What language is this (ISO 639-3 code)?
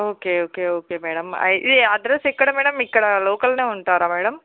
tel